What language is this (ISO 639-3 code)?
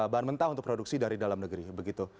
ind